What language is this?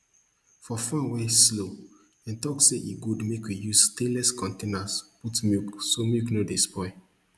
Nigerian Pidgin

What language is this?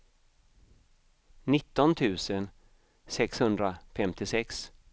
Swedish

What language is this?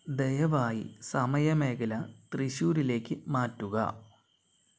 Malayalam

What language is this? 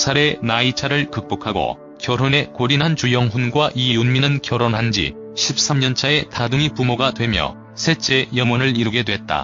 Korean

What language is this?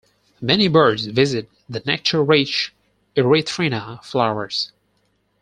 English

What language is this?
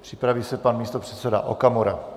Czech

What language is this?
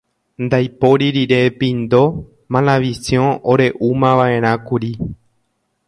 Guarani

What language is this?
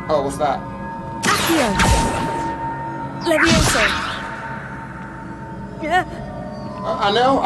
English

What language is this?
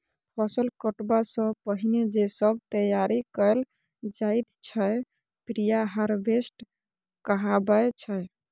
Maithili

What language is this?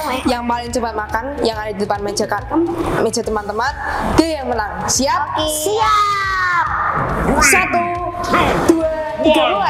Indonesian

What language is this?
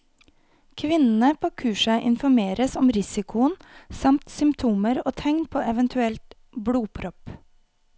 Norwegian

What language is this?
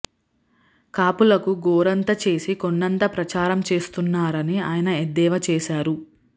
Telugu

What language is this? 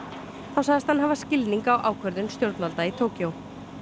Icelandic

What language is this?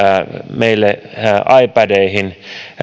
Finnish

